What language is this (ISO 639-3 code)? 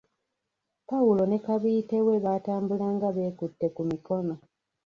lug